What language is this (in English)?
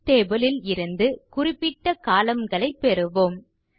Tamil